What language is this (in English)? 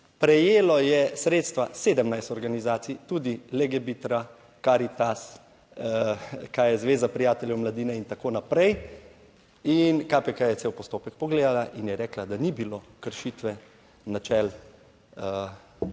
Slovenian